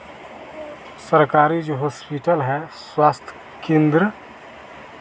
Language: Hindi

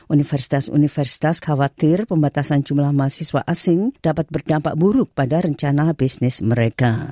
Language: Indonesian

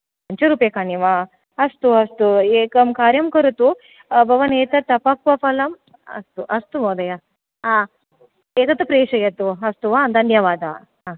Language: Sanskrit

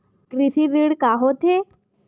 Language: Chhattisgarhi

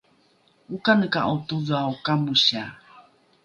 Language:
Rukai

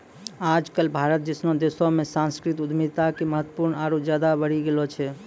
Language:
Maithili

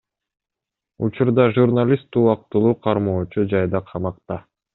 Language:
Kyrgyz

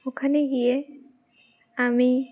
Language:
Bangla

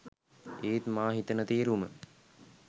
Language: Sinhala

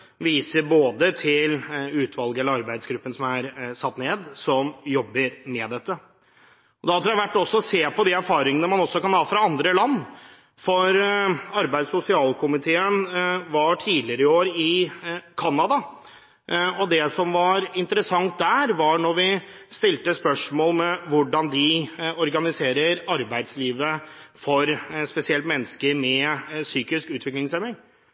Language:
Norwegian Bokmål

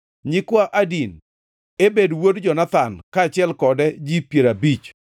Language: Luo (Kenya and Tanzania)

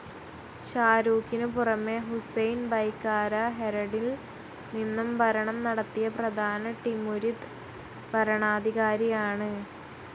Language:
Malayalam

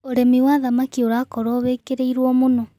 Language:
Kikuyu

